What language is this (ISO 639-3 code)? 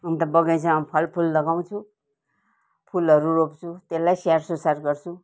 nep